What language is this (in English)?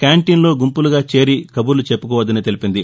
Telugu